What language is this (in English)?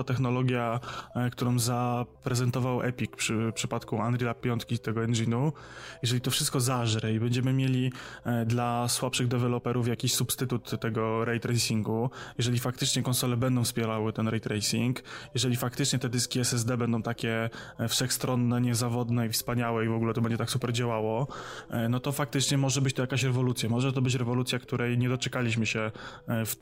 Polish